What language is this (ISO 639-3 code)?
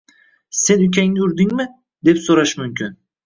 uzb